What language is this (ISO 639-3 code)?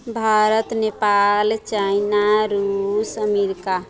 mai